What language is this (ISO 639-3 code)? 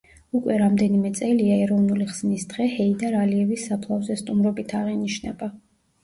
kat